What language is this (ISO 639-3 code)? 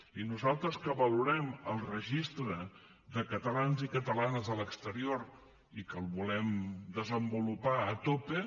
cat